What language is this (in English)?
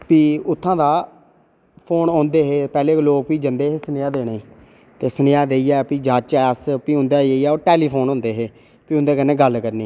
Dogri